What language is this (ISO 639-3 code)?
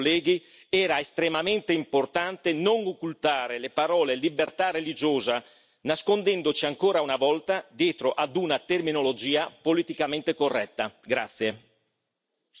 ita